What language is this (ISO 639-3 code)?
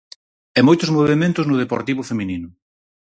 glg